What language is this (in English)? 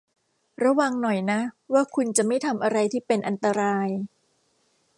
Thai